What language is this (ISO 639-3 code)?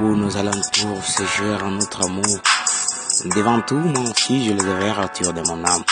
fra